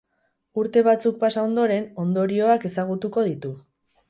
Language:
Basque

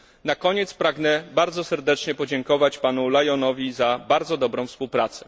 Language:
Polish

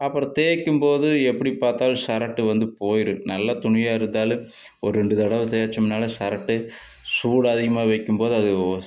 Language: Tamil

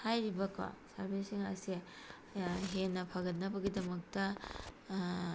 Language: Manipuri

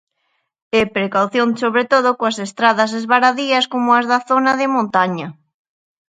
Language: Galician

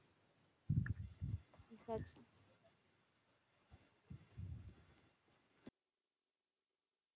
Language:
Bangla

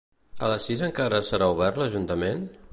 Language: Catalan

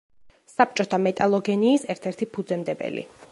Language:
Georgian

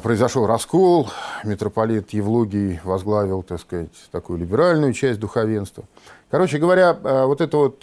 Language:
Russian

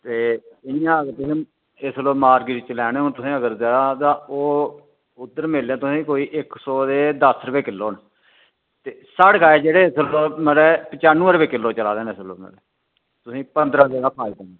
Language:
Dogri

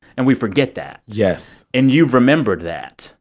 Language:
English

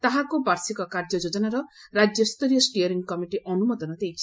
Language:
Odia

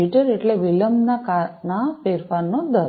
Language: Gujarati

